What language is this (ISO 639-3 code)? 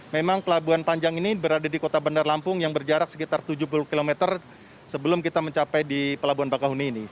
ind